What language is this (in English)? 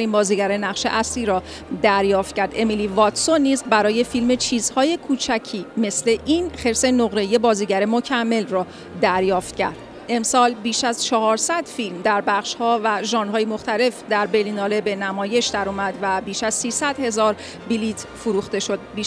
Persian